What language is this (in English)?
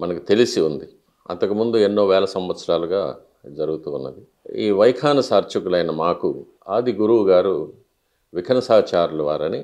Telugu